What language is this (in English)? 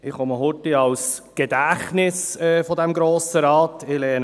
Swiss German